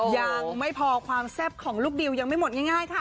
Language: Thai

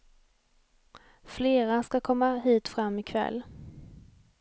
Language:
Swedish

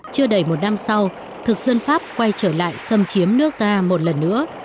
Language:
Vietnamese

